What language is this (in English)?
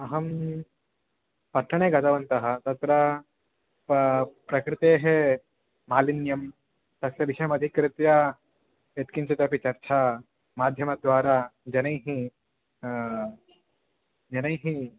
Sanskrit